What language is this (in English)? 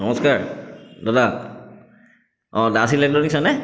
Assamese